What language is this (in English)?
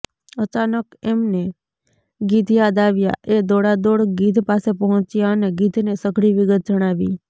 Gujarati